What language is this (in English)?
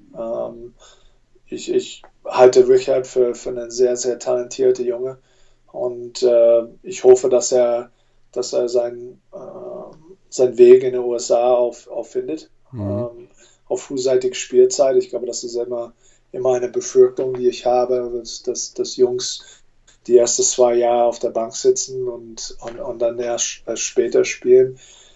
German